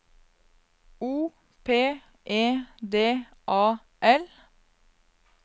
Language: Norwegian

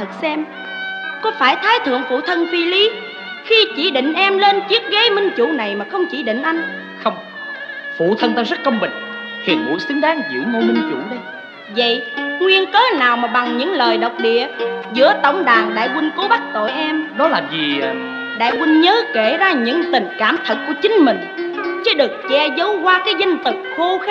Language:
Vietnamese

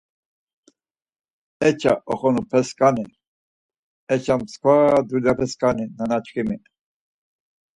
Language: Laz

